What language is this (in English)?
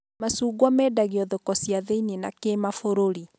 Kikuyu